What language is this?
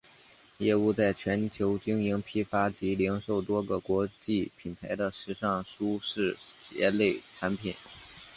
Chinese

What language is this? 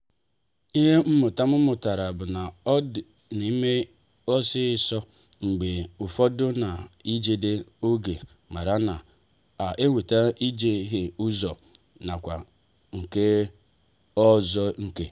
Igbo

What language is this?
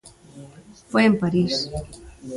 Galician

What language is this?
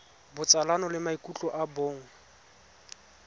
Tswana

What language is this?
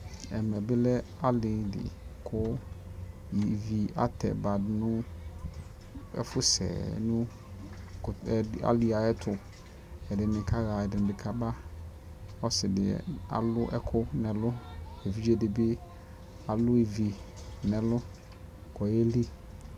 Ikposo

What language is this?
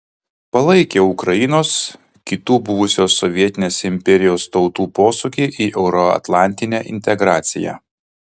Lithuanian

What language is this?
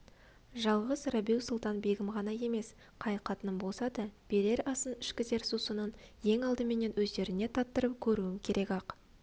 Kazakh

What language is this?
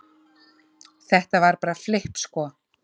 Icelandic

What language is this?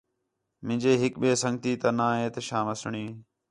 Khetrani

